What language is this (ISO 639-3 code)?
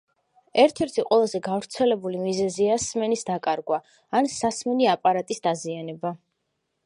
kat